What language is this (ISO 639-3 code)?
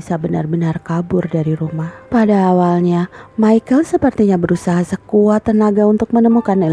ind